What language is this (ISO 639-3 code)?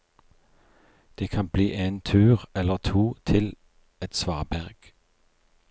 nor